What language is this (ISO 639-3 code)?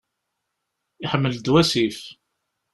kab